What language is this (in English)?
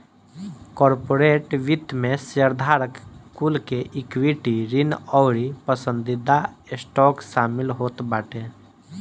Bhojpuri